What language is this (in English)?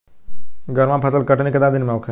Bhojpuri